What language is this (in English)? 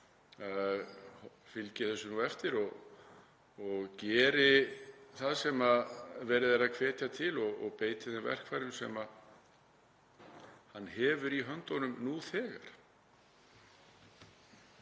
Icelandic